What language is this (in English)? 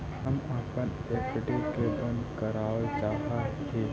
Magahi